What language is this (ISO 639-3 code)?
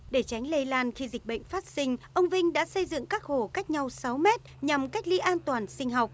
vie